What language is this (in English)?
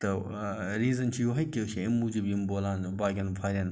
Kashmiri